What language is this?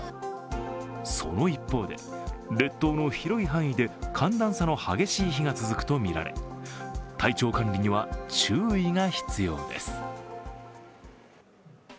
Japanese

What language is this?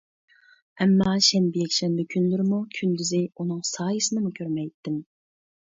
Uyghur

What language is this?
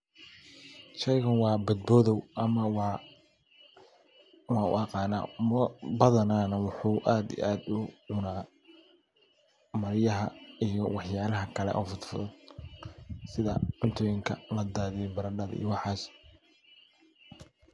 Somali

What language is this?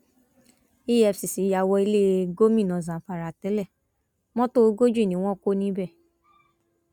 Yoruba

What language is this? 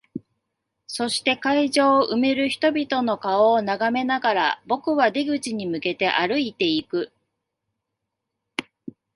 Japanese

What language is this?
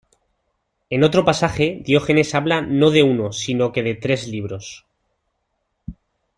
Spanish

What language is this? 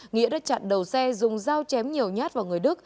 Vietnamese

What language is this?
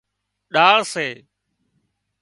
Wadiyara Koli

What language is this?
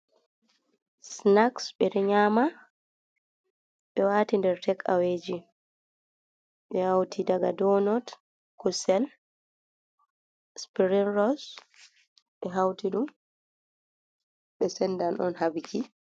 Fula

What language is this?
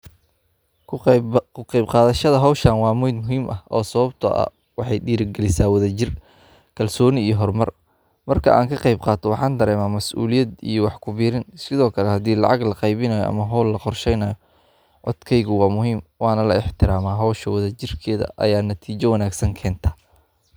Somali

